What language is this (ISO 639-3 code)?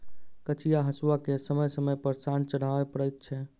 mai